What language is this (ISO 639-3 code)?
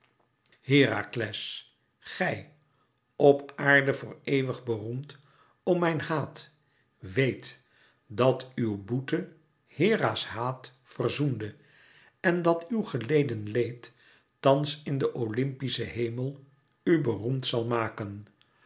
nld